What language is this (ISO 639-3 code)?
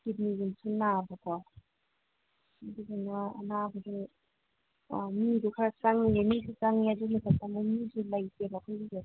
mni